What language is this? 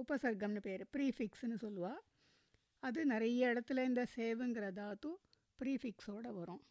Tamil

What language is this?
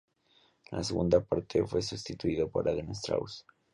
Spanish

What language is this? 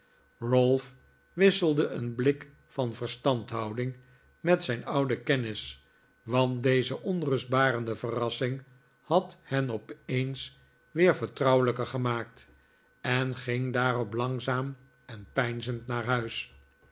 Dutch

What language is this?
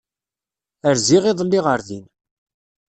Kabyle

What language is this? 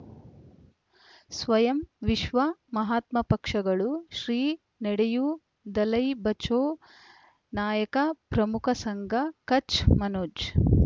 Kannada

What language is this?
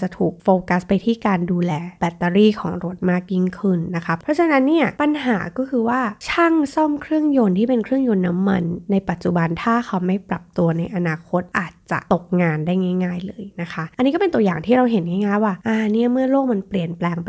Thai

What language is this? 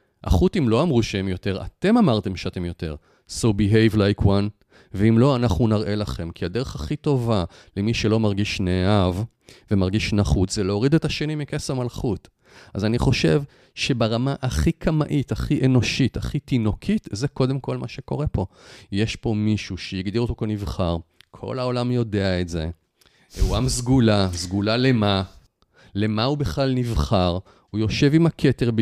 Hebrew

